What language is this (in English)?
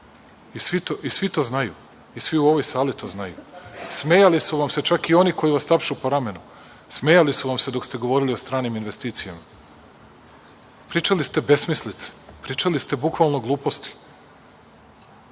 Serbian